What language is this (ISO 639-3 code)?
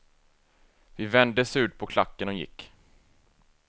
swe